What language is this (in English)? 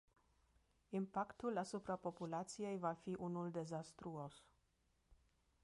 Romanian